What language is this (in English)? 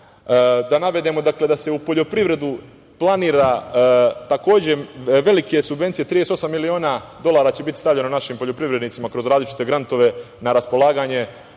Serbian